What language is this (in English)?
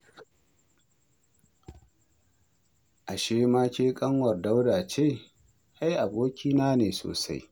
Hausa